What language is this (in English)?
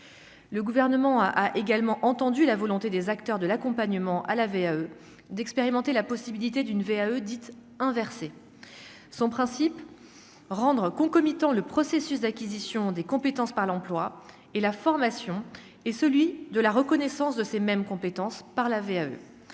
French